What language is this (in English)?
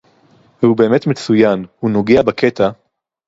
Hebrew